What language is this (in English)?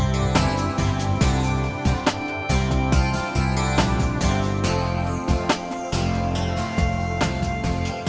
Thai